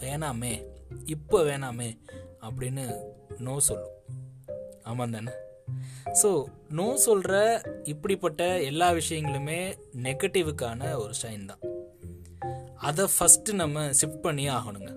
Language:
Tamil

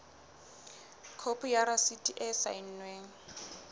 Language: Southern Sotho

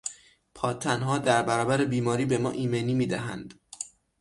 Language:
Persian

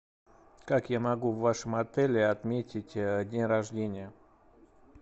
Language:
Russian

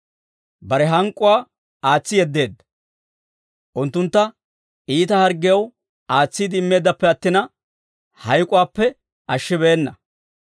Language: Dawro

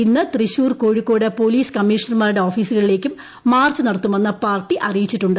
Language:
Malayalam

